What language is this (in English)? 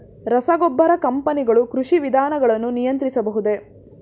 Kannada